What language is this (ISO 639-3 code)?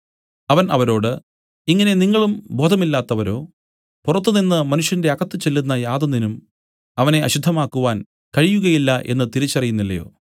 mal